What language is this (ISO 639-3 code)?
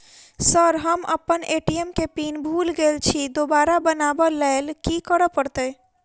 mai